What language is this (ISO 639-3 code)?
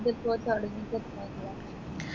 mal